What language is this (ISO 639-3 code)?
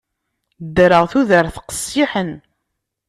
kab